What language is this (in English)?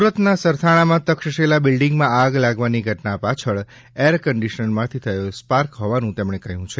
Gujarati